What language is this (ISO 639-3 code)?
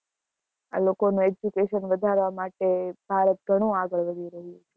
guj